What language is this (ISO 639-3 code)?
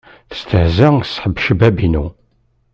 kab